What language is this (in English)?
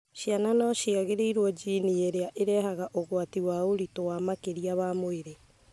Kikuyu